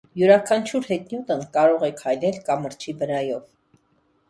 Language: Armenian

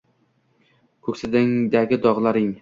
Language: Uzbek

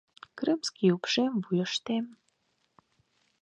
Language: Mari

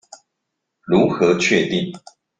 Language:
Chinese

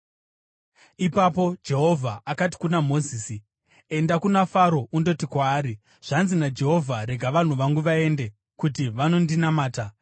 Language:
Shona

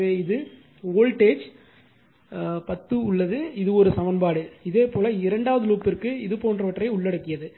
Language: Tamil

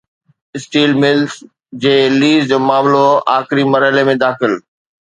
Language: Sindhi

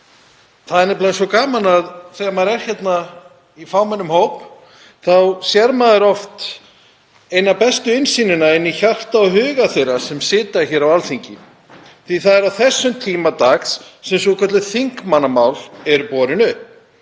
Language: Icelandic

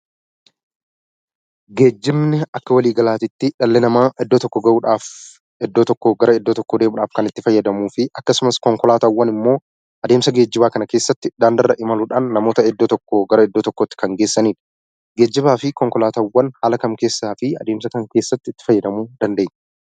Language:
Oromo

